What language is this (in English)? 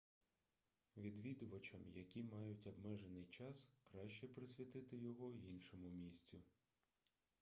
Ukrainian